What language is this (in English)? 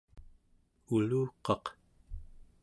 Central Yupik